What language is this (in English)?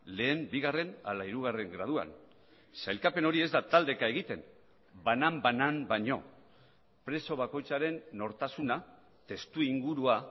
Basque